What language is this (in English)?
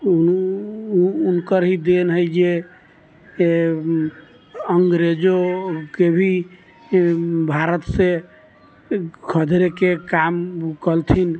Maithili